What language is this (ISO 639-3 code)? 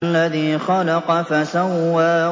ara